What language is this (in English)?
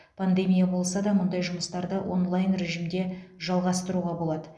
Kazakh